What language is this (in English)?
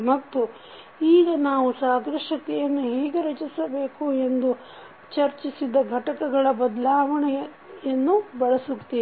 Kannada